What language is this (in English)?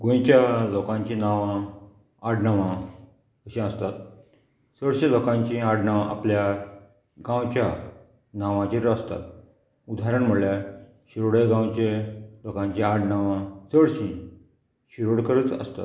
Konkani